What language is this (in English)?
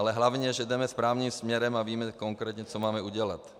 Czech